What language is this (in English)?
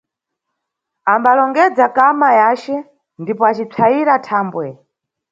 Nyungwe